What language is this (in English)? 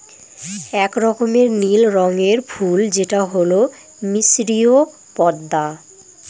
Bangla